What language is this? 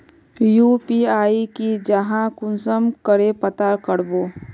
Magahi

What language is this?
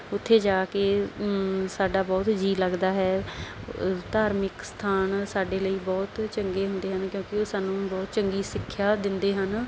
Punjabi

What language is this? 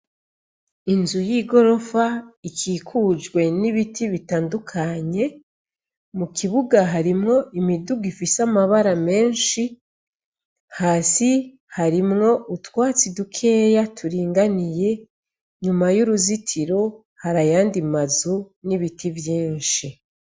Rundi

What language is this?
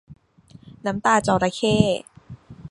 Thai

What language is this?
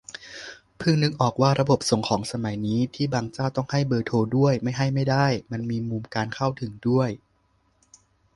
Thai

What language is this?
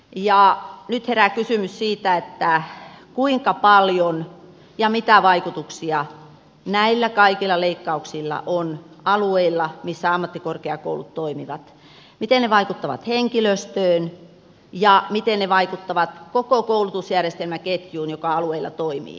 Finnish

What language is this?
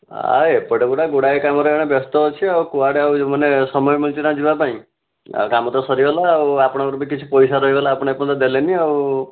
Odia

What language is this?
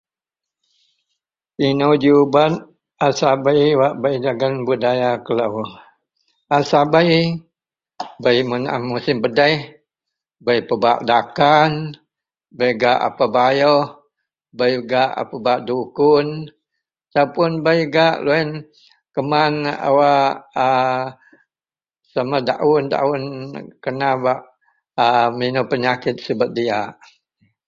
Central Melanau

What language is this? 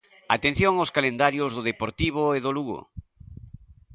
Galician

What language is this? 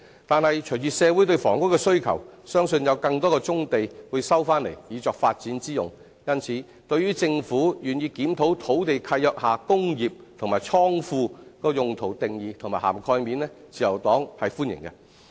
Cantonese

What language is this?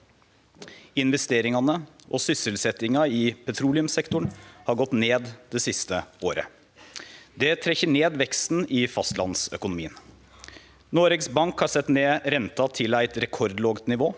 Norwegian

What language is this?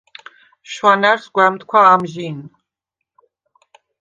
Svan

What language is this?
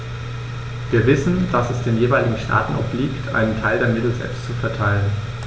German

